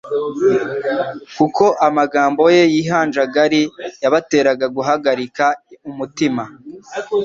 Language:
Kinyarwanda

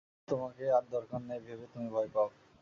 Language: Bangla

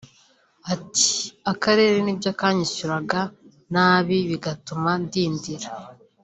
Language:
Kinyarwanda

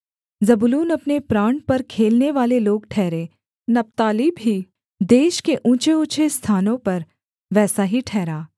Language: Hindi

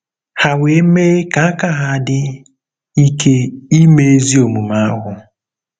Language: Igbo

